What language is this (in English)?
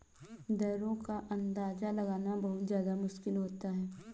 Hindi